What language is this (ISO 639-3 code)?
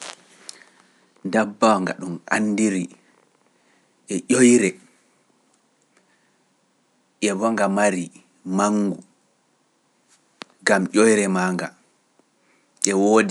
fuf